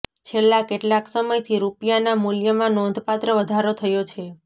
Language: Gujarati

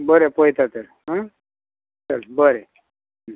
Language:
Konkani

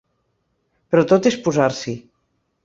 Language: Catalan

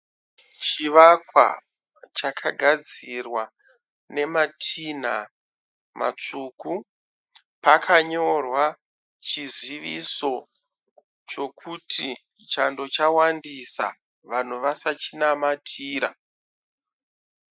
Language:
Shona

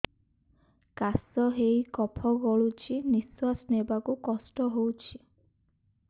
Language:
Odia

